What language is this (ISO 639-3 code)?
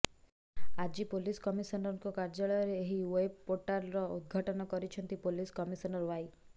ori